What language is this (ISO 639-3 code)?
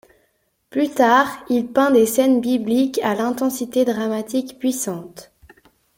fra